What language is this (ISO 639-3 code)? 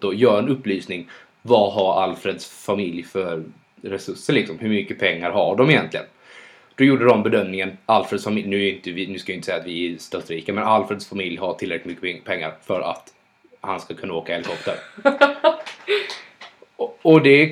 swe